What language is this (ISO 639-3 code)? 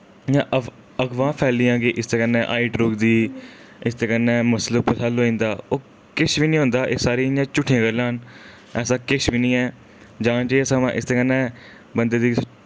doi